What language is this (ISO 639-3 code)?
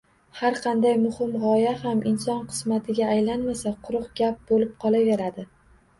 uzb